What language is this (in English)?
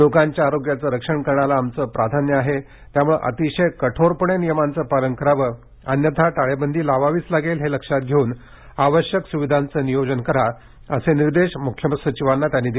Marathi